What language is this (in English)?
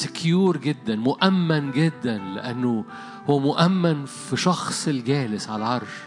Arabic